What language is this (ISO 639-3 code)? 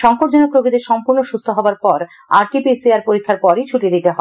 ben